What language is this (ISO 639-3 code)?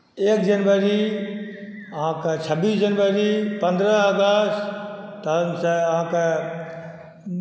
mai